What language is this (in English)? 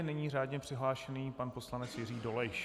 Czech